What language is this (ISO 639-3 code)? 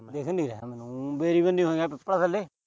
pan